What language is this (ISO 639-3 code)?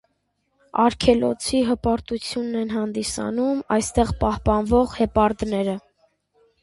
hye